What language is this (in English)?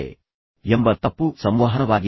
Kannada